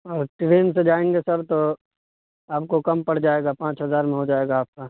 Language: Urdu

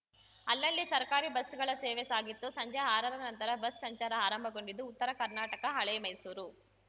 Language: Kannada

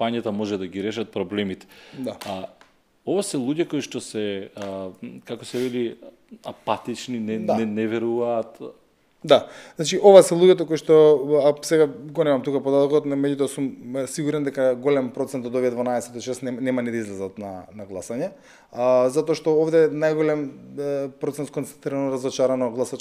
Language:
Macedonian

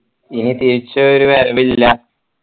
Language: Malayalam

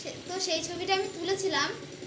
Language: Bangla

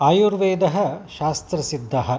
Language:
Sanskrit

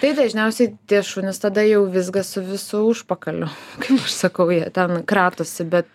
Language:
Lithuanian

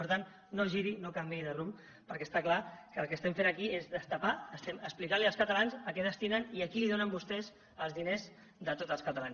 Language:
Catalan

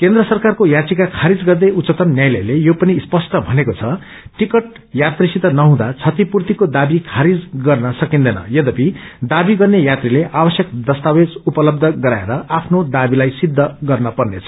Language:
Nepali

